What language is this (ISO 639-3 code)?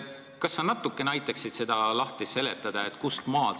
est